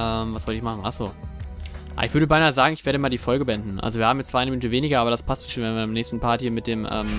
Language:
German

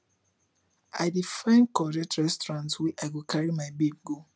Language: Nigerian Pidgin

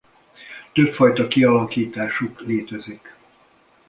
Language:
Hungarian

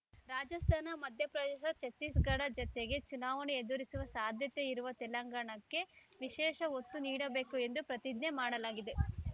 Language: Kannada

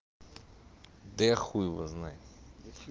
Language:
Russian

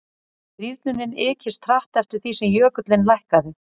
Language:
Icelandic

